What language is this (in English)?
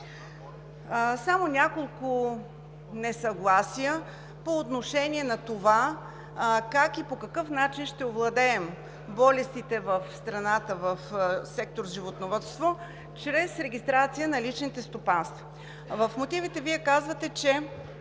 Bulgarian